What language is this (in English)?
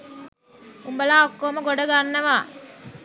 Sinhala